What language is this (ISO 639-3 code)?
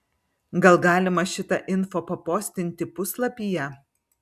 lit